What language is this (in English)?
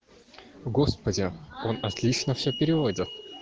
Russian